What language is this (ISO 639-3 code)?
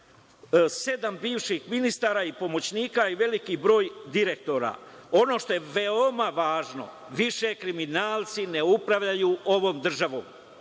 srp